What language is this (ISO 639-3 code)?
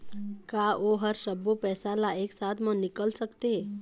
hne